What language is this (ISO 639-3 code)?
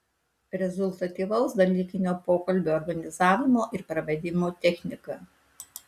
lit